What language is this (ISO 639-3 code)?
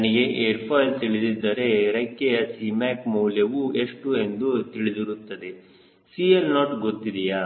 kan